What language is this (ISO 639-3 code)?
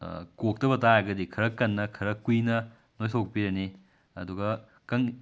mni